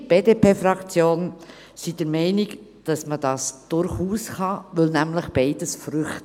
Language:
Swiss German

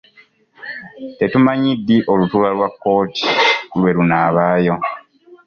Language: Ganda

